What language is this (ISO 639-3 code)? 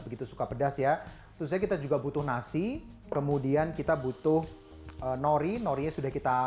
ind